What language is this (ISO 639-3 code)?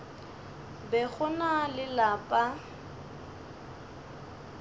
nso